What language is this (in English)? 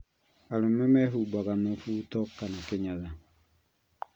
Kikuyu